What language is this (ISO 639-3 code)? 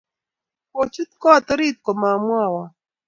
kln